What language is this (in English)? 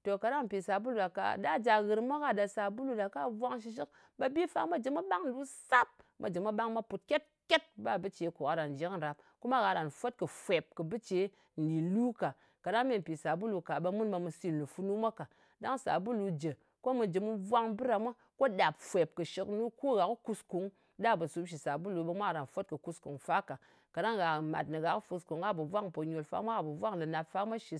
Ngas